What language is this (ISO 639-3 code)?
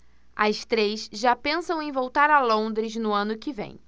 por